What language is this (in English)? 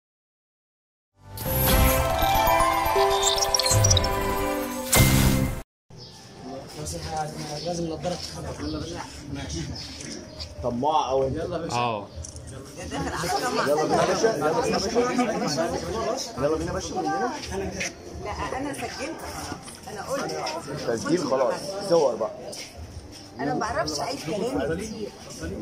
Arabic